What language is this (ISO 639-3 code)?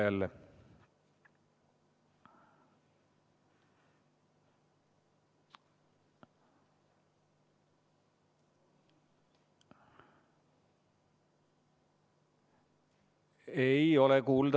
est